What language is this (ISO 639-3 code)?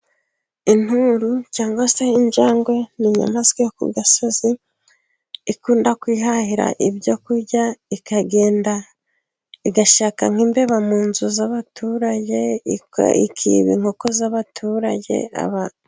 kin